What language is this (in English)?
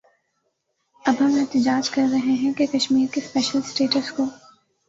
Urdu